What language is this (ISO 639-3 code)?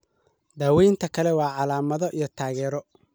som